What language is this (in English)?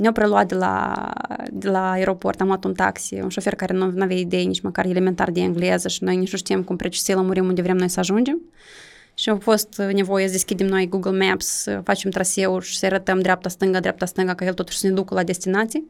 Romanian